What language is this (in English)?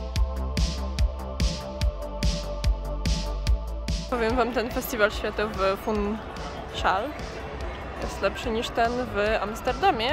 Polish